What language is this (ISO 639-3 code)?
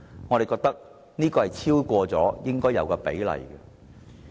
yue